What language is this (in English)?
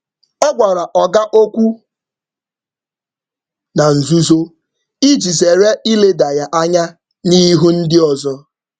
Igbo